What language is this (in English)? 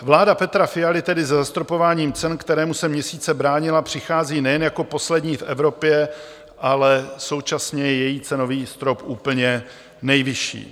Czech